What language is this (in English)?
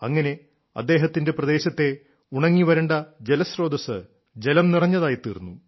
Malayalam